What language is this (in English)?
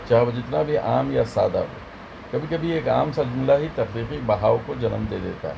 Urdu